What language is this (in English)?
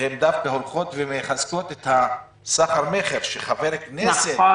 Hebrew